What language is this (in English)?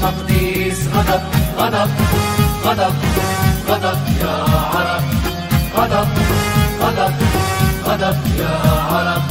Arabic